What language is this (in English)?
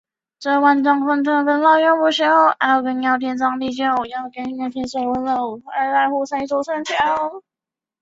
Chinese